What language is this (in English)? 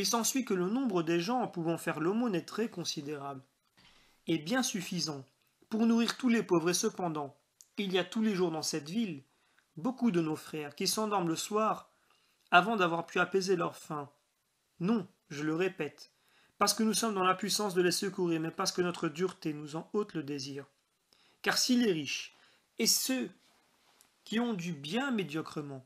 French